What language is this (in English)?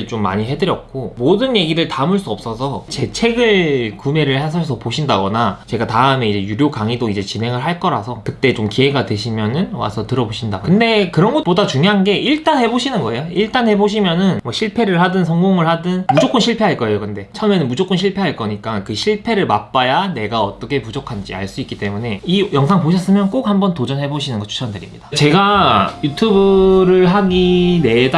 Korean